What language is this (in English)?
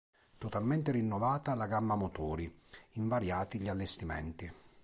Italian